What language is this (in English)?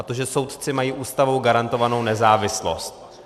Czech